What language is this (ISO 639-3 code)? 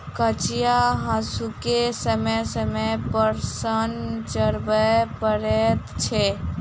mai